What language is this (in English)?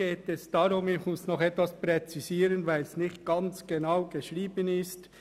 Swiss German